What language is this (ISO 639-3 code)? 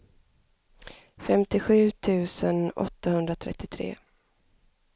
swe